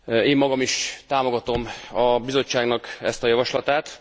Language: Hungarian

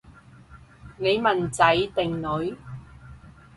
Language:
Cantonese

